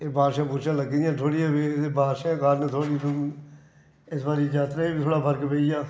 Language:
Dogri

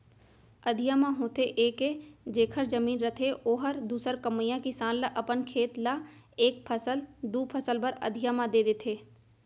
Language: Chhattisgarhi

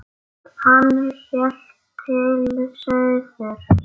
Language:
Icelandic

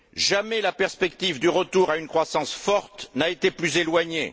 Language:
French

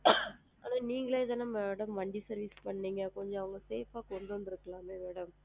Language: Tamil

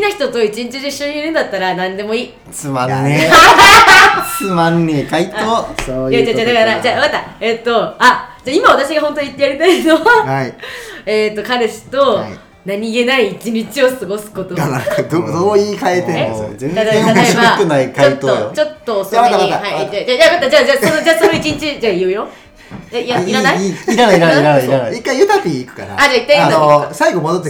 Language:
Japanese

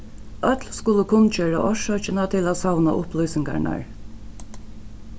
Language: Faroese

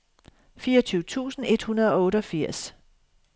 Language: Danish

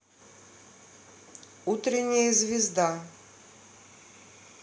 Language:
Russian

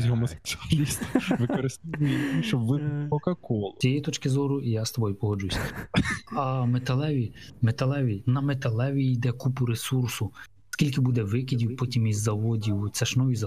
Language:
Ukrainian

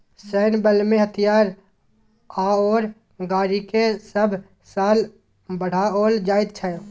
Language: Maithili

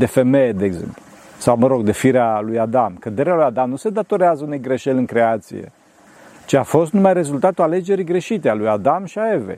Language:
Romanian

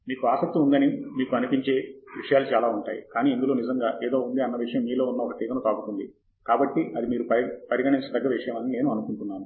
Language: Telugu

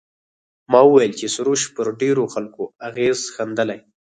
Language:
Pashto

